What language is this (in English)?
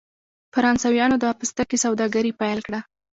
Pashto